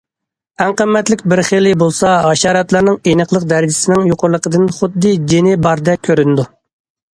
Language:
Uyghur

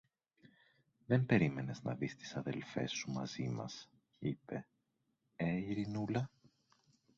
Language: Greek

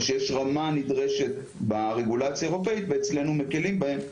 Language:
Hebrew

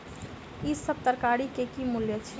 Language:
Maithili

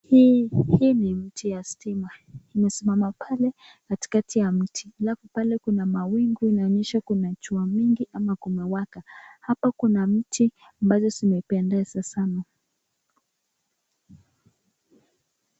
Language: Swahili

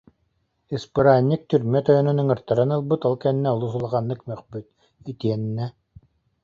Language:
Yakut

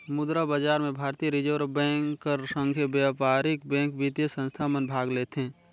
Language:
Chhattisgarhi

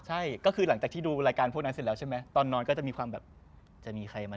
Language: Thai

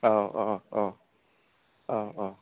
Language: Bodo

